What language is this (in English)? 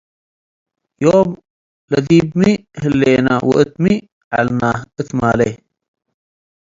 Tigre